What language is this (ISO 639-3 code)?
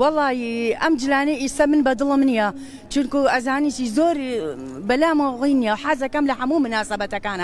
ara